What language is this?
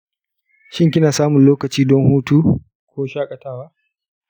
Hausa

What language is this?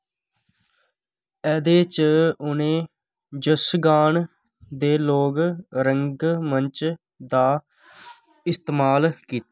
Dogri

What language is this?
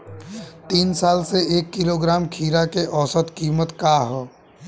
Bhojpuri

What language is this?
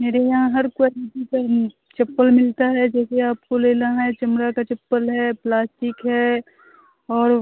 Hindi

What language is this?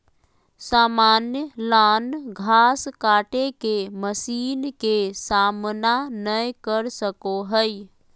Magahi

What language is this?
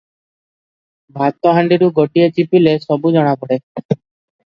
Odia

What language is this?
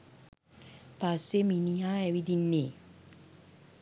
Sinhala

